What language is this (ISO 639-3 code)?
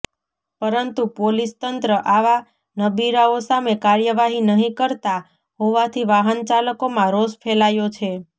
guj